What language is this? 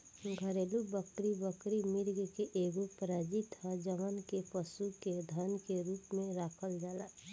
Bhojpuri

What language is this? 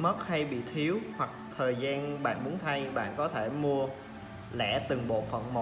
Vietnamese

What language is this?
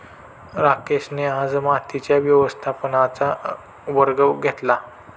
Marathi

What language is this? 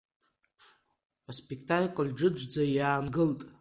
Abkhazian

